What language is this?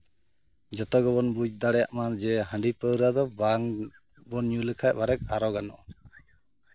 Santali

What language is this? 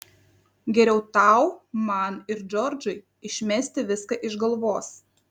Lithuanian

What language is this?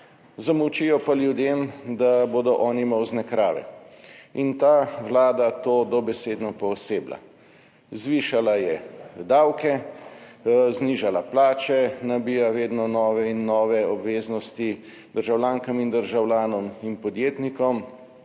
Slovenian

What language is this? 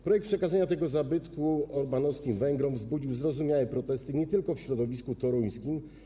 Polish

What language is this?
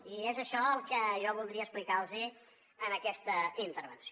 Catalan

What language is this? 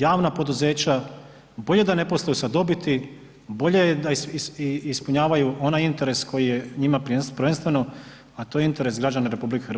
Croatian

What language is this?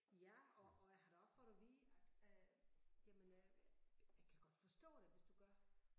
Danish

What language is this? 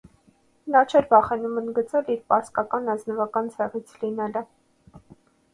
Armenian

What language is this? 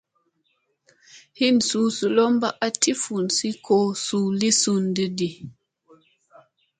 Musey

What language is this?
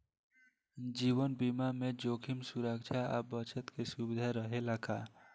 Bhojpuri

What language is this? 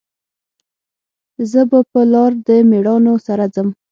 Pashto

